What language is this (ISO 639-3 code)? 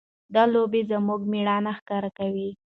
pus